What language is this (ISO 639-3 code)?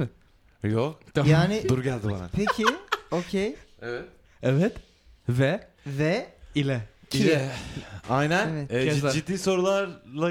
tur